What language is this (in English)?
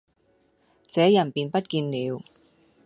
Cantonese